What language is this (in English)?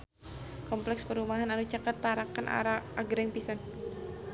Sundanese